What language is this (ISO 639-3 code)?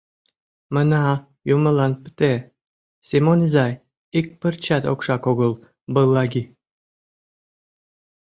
chm